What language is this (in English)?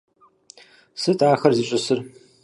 Kabardian